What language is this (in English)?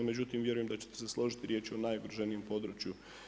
Croatian